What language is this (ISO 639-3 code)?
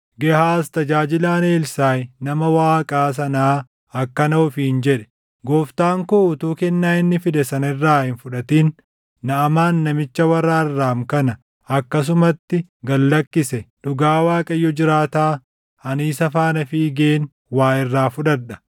orm